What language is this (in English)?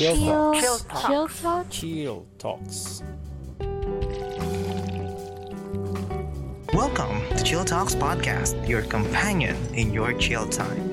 Filipino